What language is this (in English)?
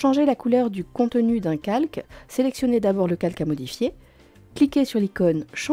French